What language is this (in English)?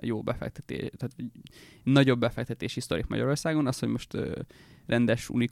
Hungarian